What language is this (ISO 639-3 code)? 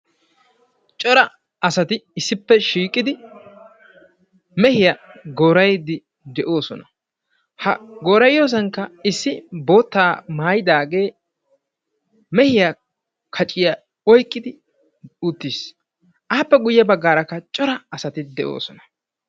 wal